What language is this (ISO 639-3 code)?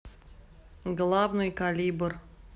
rus